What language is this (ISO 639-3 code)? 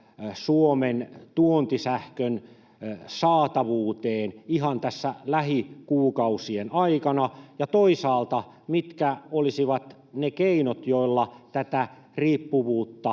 fin